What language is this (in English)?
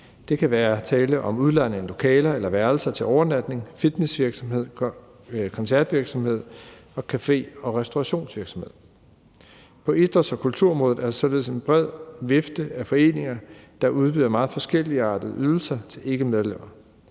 Danish